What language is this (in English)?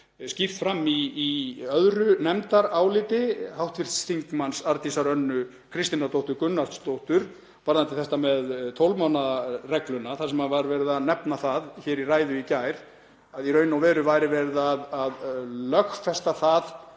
Icelandic